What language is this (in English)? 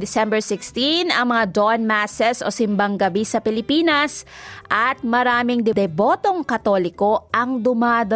Filipino